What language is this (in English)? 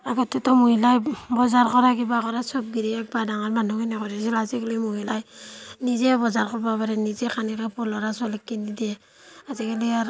Assamese